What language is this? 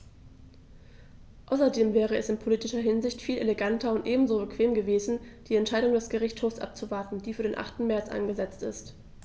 German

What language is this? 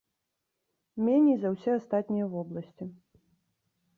Belarusian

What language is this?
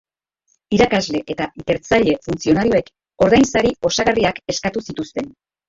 Basque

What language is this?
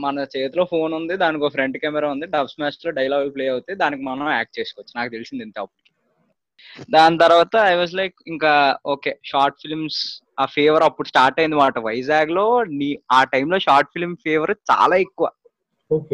Telugu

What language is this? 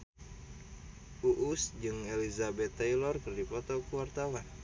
Sundanese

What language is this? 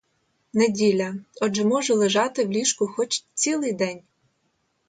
Ukrainian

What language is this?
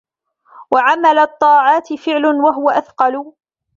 Arabic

